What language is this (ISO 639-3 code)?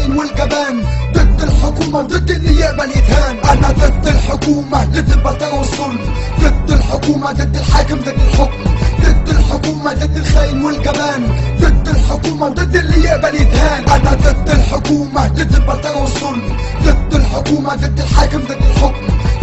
ara